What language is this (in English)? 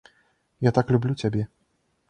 Belarusian